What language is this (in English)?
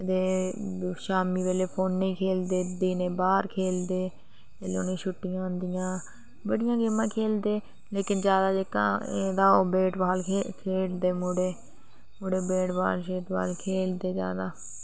Dogri